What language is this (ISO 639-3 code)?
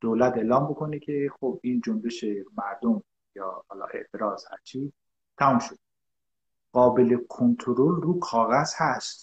fas